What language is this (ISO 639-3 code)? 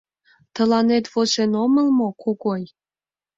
chm